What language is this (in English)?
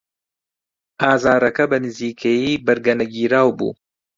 Central Kurdish